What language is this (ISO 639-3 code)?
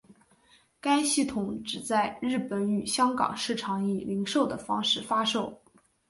zho